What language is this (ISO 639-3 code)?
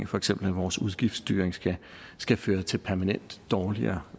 dan